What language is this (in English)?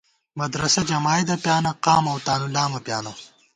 Gawar-Bati